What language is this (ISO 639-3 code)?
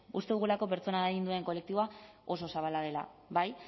eus